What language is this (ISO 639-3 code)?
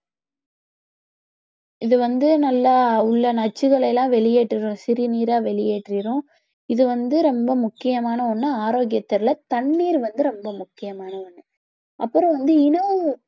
tam